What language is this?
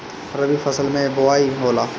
Bhojpuri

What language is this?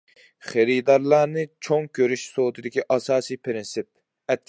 Uyghur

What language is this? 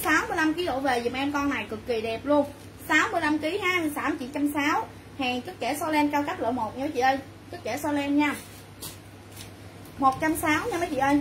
Vietnamese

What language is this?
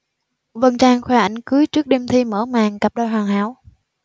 Vietnamese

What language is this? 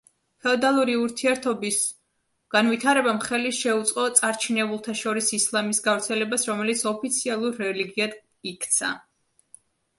Georgian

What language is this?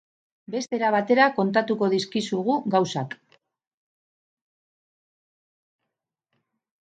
Basque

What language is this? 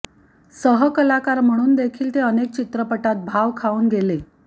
Marathi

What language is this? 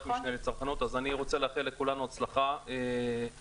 Hebrew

